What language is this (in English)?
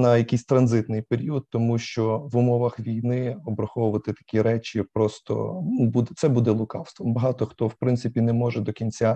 Ukrainian